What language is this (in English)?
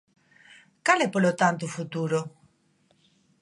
Galician